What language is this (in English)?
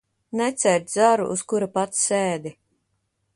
Latvian